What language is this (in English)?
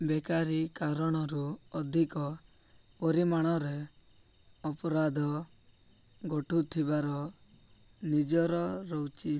Odia